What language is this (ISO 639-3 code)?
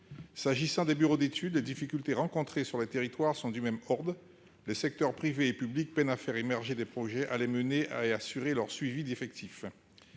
fra